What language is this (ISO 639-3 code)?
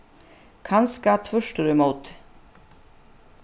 fao